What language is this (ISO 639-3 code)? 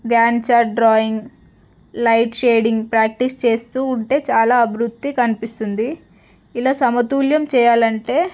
tel